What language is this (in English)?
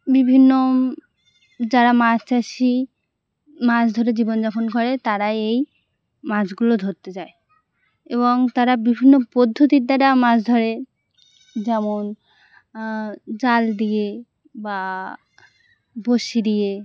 Bangla